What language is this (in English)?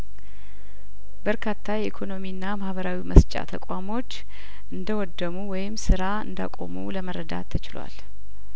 Amharic